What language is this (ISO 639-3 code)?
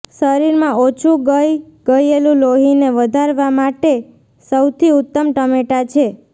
guj